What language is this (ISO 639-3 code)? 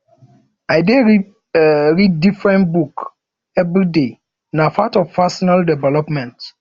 pcm